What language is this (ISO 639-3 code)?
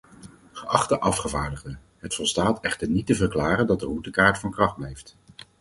nld